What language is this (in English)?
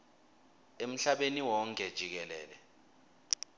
Swati